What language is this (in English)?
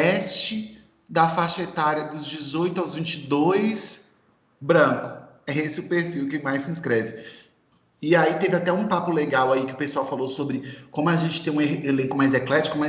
Portuguese